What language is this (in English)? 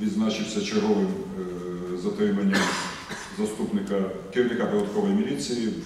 Ukrainian